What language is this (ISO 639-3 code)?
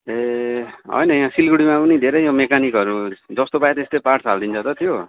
nep